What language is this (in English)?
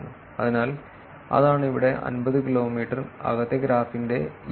Malayalam